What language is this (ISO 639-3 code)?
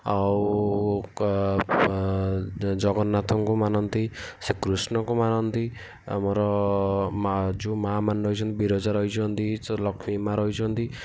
ori